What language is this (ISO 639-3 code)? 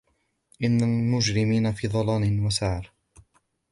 ara